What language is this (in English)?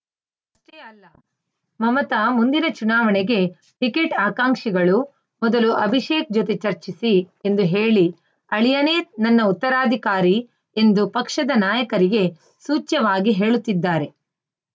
Kannada